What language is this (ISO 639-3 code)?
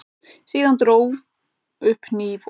isl